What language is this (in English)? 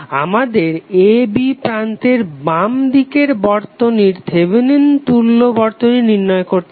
Bangla